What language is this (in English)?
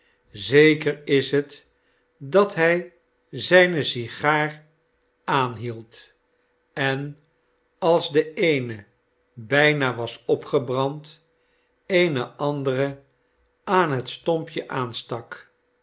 Dutch